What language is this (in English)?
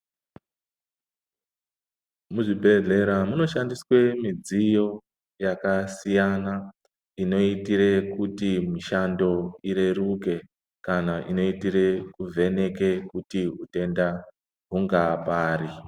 Ndau